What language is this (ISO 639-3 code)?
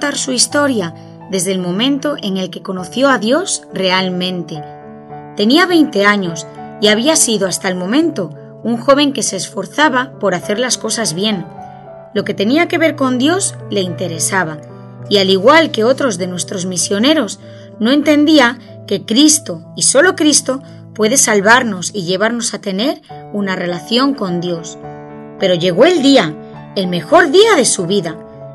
spa